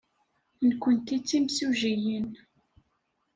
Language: Kabyle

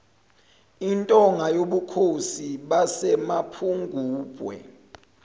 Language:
Zulu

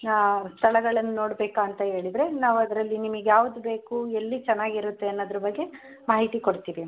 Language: Kannada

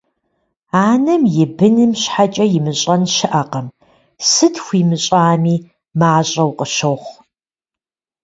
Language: Kabardian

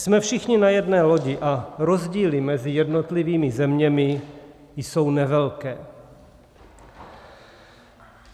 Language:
Czech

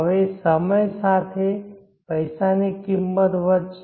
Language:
Gujarati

